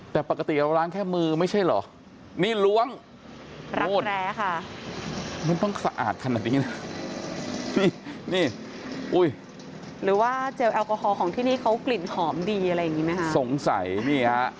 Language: Thai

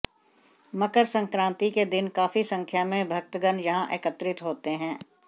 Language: Hindi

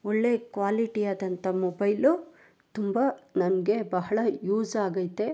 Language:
Kannada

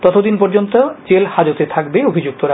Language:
Bangla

